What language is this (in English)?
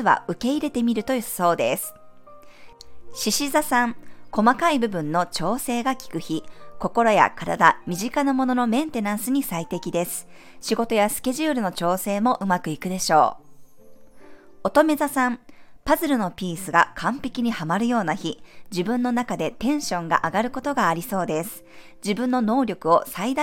Japanese